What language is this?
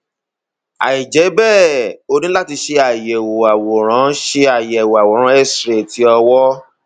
Yoruba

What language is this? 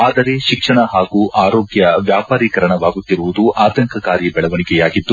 Kannada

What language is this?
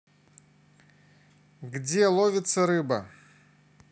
Russian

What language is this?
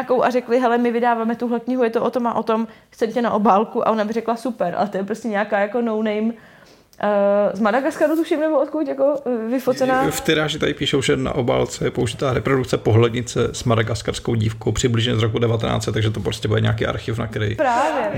Czech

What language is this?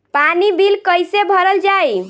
Bhojpuri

